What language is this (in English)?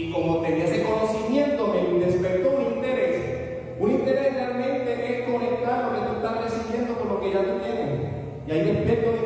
Spanish